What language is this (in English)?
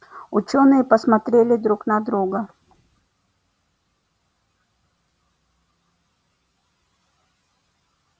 Russian